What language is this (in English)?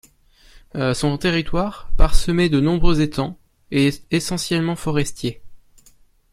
French